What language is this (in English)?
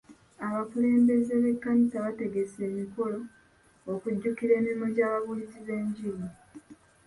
Ganda